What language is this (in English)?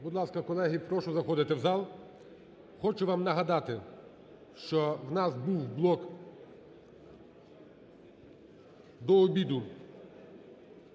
Ukrainian